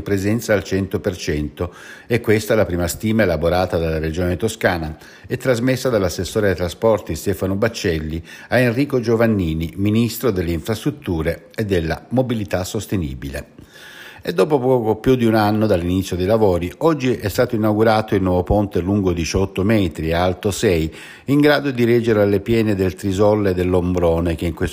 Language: Italian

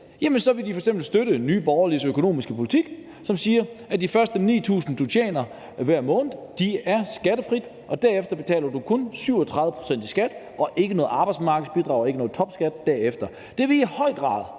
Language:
Danish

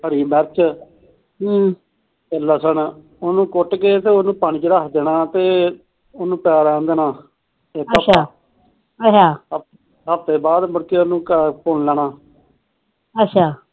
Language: Punjabi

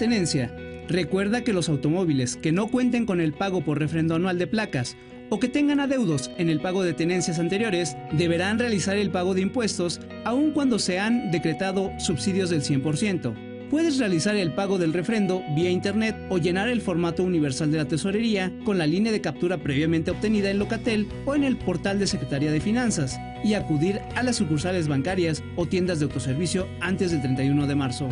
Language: Spanish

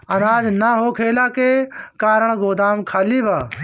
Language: Bhojpuri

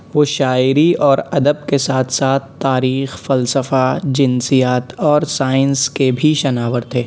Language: Urdu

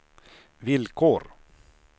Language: Swedish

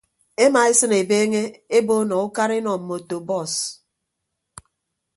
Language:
Ibibio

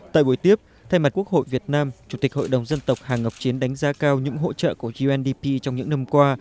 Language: Vietnamese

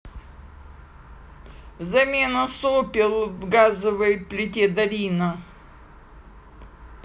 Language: Russian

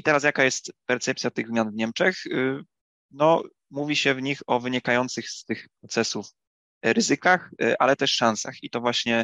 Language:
Polish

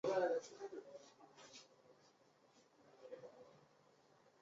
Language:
Chinese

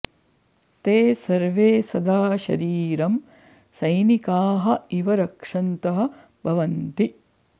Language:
Sanskrit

